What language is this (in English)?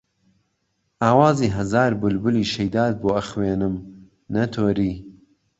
Central Kurdish